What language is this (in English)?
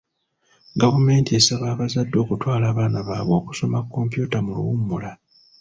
Ganda